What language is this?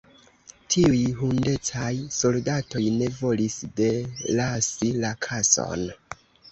Esperanto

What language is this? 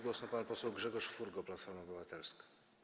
Polish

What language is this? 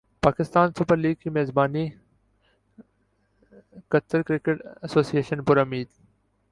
Urdu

